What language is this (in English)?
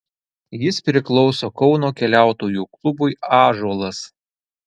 Lithuanian